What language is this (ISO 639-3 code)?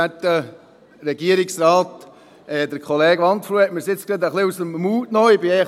gsw